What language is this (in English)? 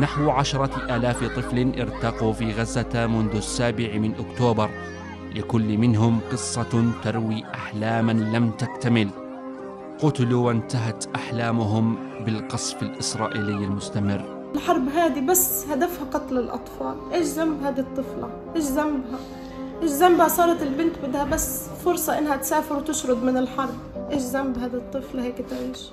Arabic